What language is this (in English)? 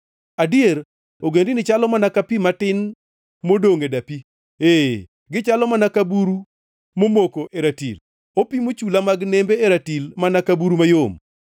Luo (Kenya and Tanzania)